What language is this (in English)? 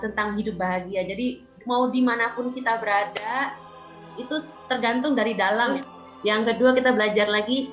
Indonesian